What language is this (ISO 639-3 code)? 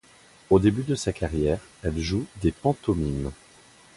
fra